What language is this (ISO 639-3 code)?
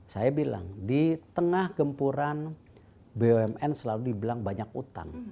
ind